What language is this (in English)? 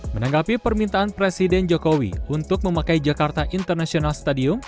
Indonesian